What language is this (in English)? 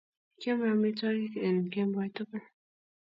Kalenjin